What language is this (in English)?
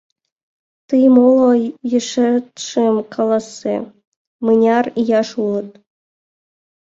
Mari